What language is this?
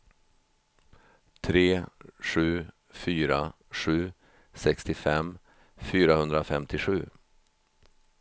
Swedish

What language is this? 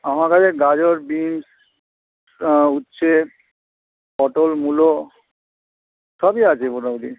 Bangla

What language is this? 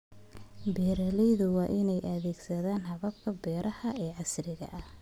Somali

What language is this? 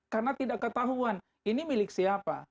Indonesian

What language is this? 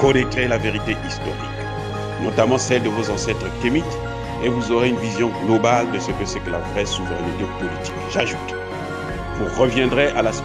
French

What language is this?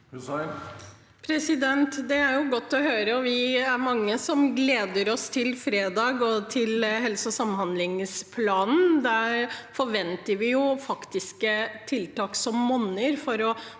Norwegian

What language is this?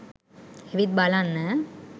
Sinhala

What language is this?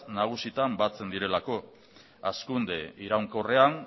Basque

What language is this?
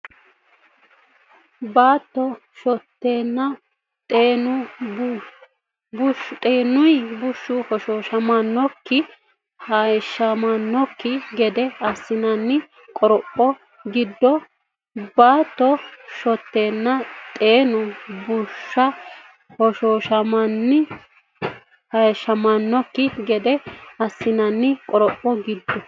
Sidamo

